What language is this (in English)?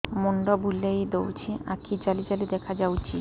Odia